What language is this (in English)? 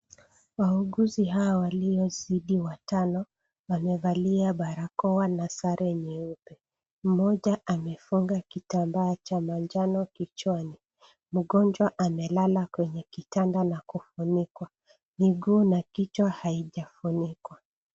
Swahili